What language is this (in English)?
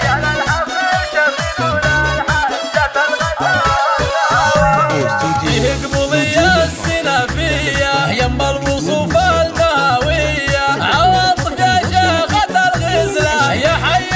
Arabic